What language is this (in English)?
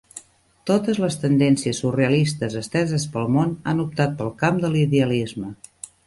Catalan